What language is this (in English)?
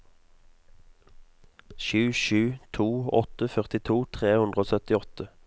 Norwegian